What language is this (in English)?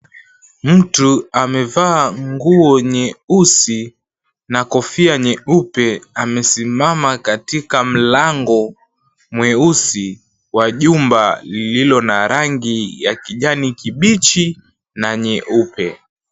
Swahili